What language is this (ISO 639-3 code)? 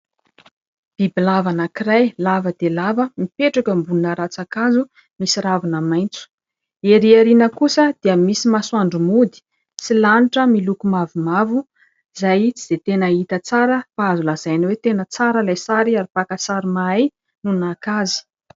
mlg